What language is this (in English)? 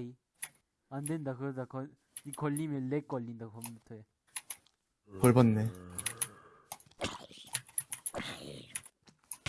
Korean